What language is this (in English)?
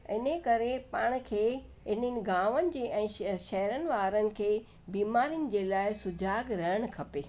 Sindhi